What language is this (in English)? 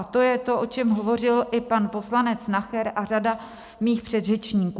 Czech